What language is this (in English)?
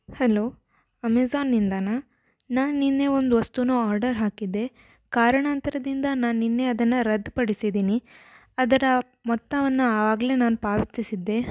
Kannada